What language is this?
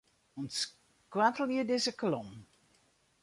Western Frisian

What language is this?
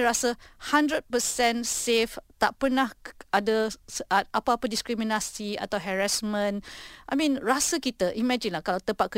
Malay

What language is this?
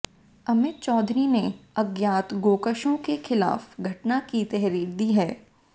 Hindi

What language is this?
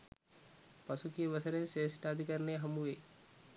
Sinhala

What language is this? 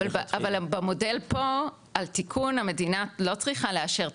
Hebrew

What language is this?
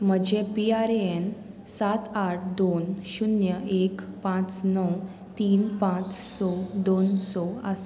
Konkani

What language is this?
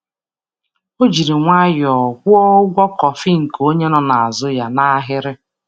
Igbo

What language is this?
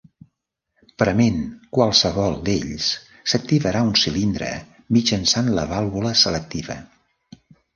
Catalan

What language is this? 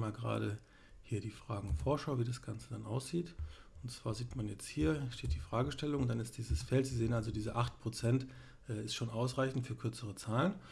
German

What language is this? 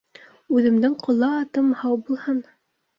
Bashkir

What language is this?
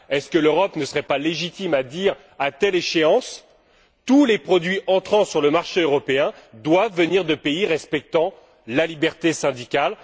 French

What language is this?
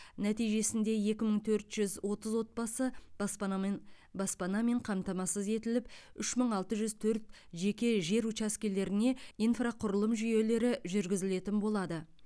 Kazakh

